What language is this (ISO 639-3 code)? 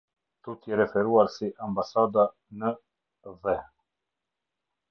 sqi